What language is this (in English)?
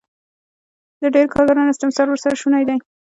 Pashto